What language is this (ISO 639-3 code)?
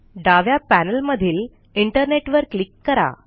mar